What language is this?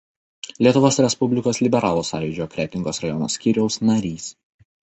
Lithuanian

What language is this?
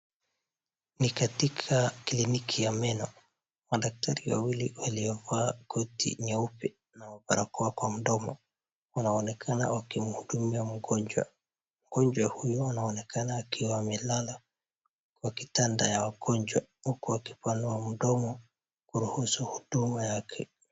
Swahili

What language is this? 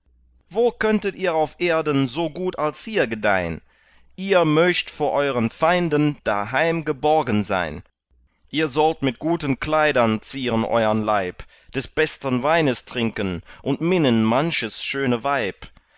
German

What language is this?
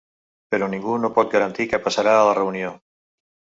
Catalan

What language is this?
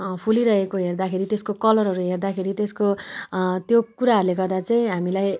Nepali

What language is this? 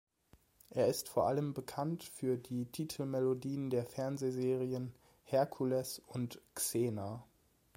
German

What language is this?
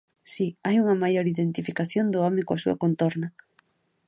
Galician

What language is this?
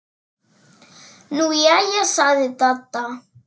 Icelandic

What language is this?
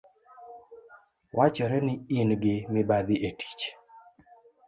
Luo (Kenya and Tanzania)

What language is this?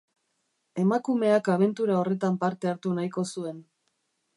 Basque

